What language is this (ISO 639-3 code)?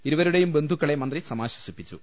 mal